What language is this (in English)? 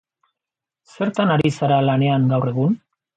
Basque